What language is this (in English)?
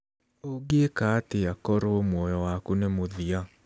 Kikuyu